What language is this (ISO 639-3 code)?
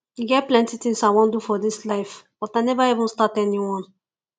pcm